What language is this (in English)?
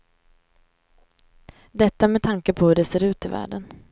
Swedish